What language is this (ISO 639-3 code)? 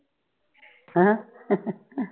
pan